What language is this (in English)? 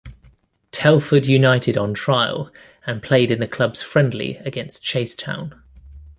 English